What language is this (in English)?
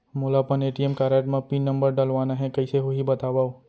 Chhattisgarhi